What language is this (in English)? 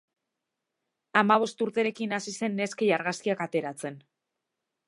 Basque